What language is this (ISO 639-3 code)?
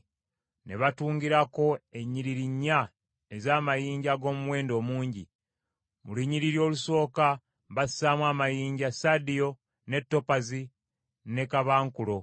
lug